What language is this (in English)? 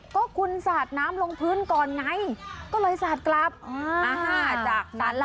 Thai